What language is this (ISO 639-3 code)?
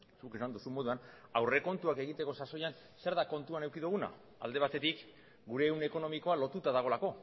eus